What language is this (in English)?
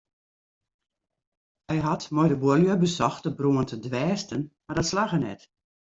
Western Frisian